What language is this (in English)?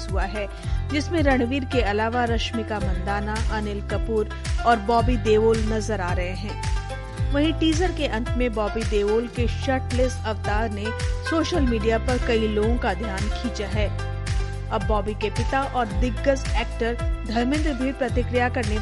Hindi